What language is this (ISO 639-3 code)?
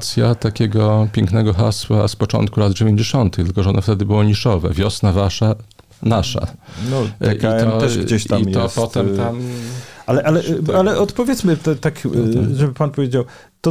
pol